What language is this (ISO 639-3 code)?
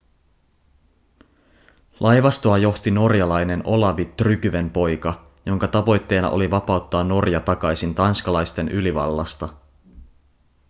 fin